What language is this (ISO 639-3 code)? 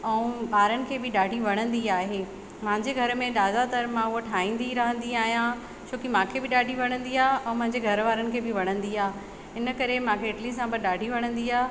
snd